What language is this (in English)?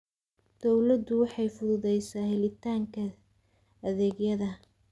Somali